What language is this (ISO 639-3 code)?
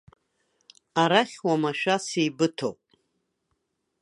abk